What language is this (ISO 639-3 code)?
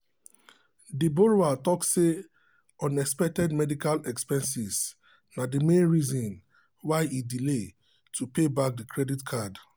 pcm